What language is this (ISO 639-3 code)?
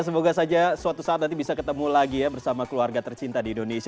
ind